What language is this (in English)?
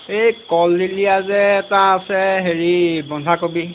Assamese